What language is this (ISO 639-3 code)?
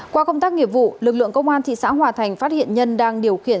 vie